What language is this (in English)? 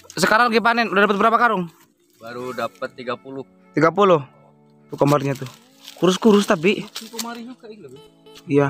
Indonesian